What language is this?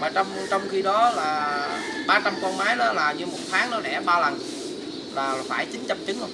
Vietnamese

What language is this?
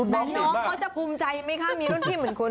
Thai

